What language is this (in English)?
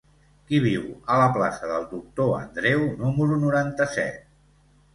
Catalan